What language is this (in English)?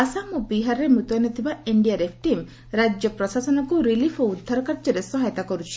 Odia